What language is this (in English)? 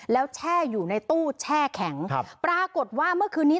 Thai